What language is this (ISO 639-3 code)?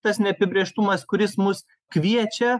lit